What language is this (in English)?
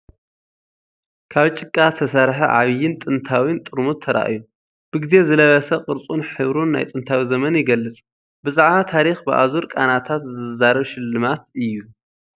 Tigrinya